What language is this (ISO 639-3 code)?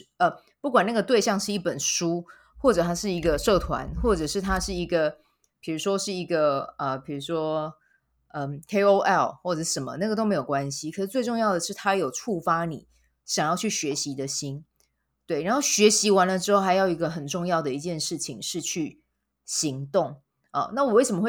zho